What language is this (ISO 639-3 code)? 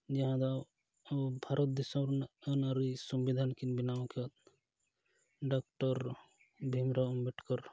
sat